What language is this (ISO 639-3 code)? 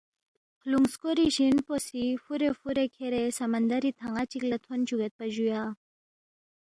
bft